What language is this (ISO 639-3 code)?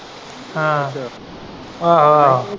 pan